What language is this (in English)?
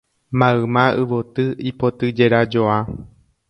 Guarani